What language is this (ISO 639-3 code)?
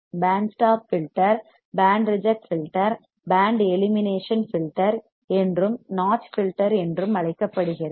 tam